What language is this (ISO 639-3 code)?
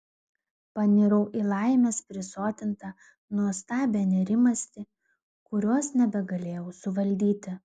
lit